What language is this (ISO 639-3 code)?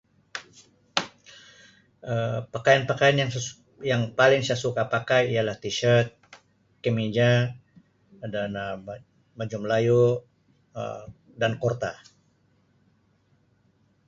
msi